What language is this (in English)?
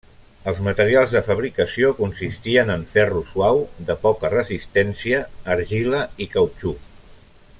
Catalan